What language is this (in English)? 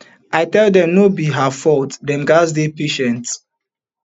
Nigerian Pidgin